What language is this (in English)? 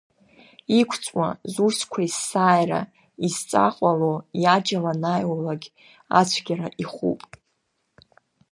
Abkhazian